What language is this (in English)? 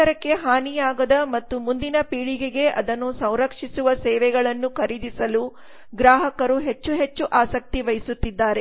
Kannada